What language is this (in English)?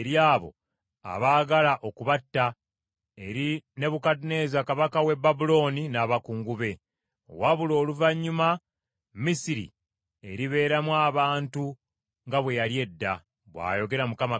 Ganda